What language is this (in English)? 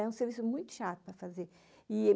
Portuguese